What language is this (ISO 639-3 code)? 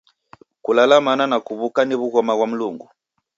dav